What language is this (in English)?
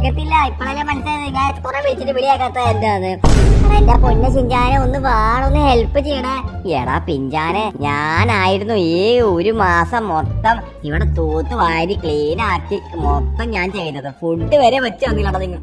Thai